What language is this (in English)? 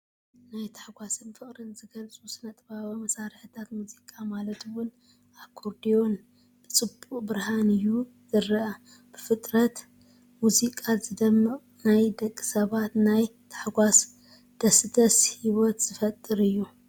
Tigrinya